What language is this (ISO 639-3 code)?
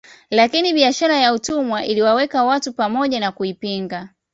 swa